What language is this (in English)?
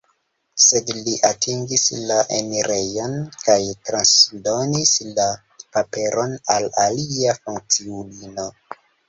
Esperanto